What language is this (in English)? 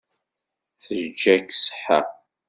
Kabyle